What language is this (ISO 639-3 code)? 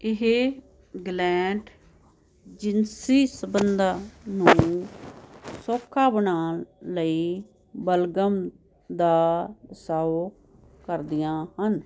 pan